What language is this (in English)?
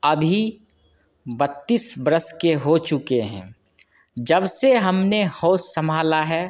Hindi